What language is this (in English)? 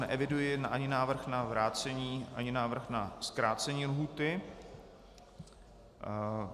Czech